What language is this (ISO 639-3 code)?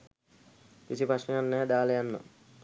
sin